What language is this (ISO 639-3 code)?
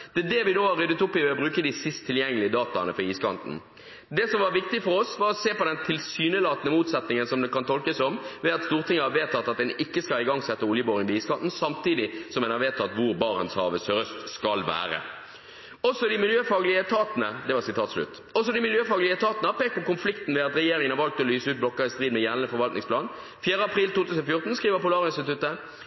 nob